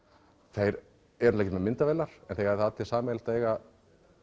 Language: Icelandic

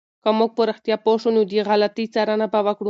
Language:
Pashto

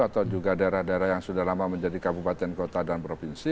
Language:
Indonesian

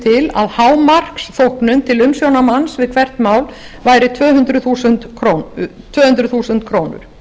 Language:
Icelandic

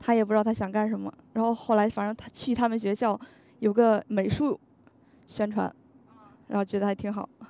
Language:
Chinese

